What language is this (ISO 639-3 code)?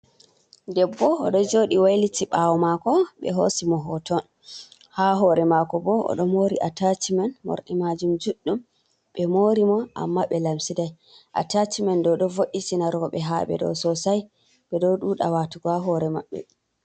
ful